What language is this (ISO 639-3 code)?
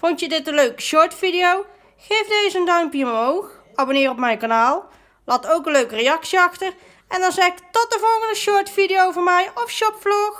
nld